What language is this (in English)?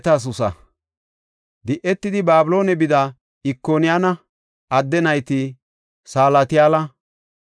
Gofa